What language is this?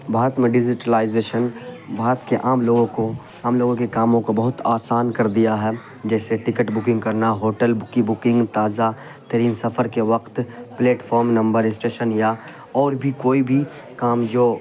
Urdu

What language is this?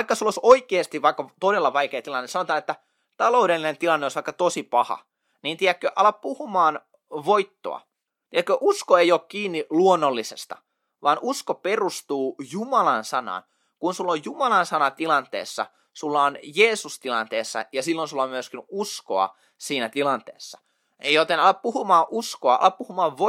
Finnish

